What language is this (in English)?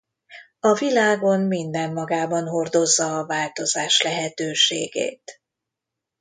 Hungarian